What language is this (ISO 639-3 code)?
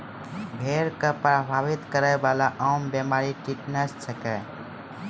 mai